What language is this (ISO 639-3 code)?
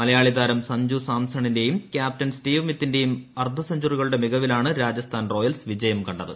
mal